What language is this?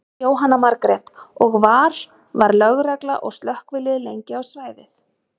Icelandic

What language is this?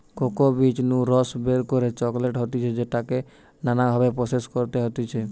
Bangla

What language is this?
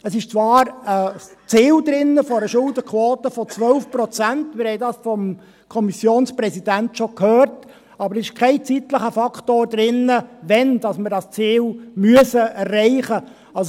Swiss German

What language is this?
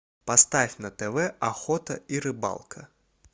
Russian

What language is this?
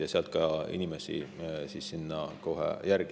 Estonian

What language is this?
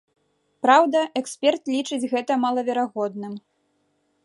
Belarusian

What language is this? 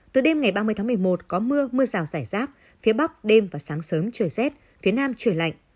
Vietnamese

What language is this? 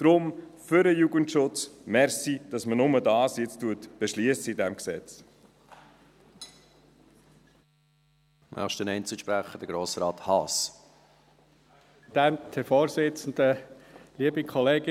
Swiss German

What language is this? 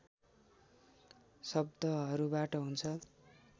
Nepali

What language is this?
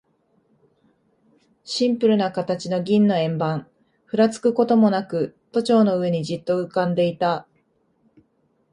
Japanese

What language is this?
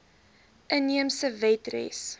Afrikaans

